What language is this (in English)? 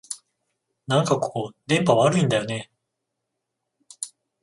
Japanese